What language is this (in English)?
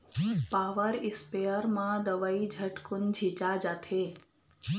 Chhattisgarhi